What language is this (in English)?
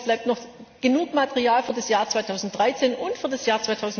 German